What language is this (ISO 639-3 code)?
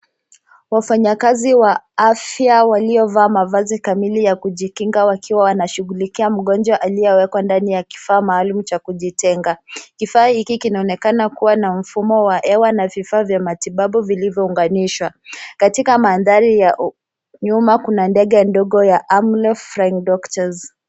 swa